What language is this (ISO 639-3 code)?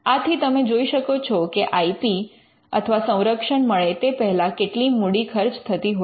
guj